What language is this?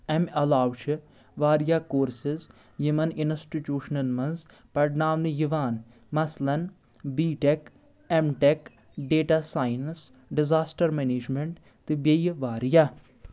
Kashmiri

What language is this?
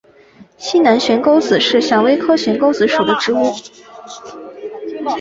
Chinese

